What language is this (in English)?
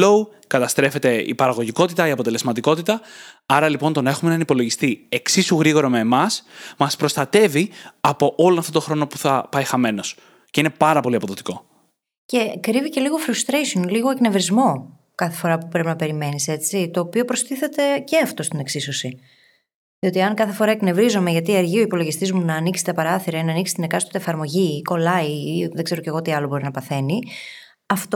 Greek